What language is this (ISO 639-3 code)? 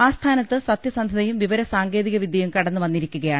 mal